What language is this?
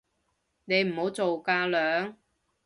Cantonese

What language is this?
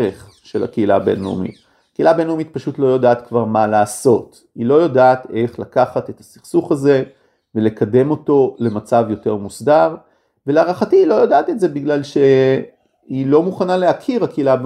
Hebrew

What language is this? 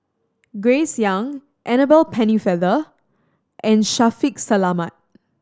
English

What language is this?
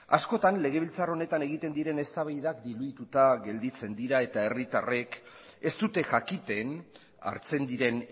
Basque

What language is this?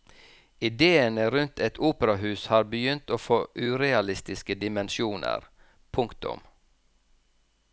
Norwegian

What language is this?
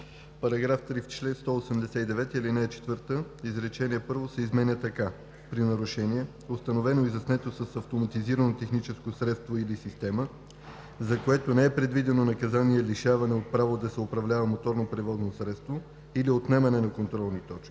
Bulgarian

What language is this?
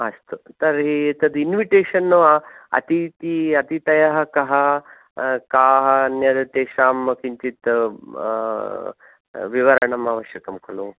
Sanskrit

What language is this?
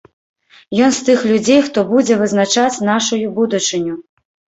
Belarusian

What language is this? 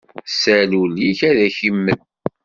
Kabyle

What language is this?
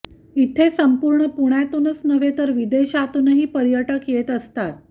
Marathi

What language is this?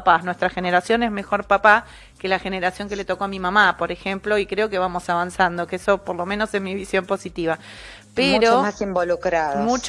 Spanish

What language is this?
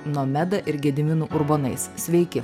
Lithuanian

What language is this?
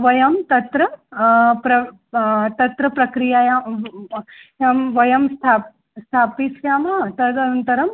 Sanskrit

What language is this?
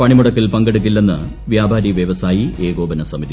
Malayalam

